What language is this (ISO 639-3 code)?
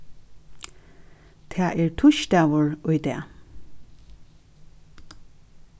fao